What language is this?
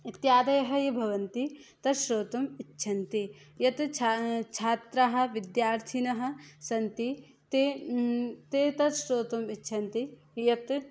Sanskrit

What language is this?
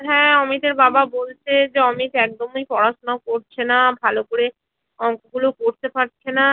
Bangla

